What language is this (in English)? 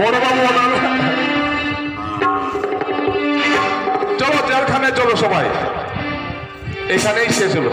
Arabic